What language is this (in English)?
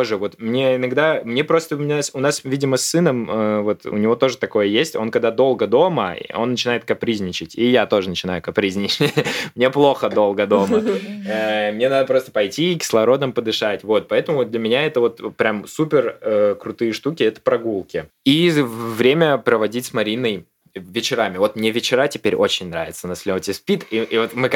Russian